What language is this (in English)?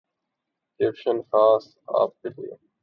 Urdu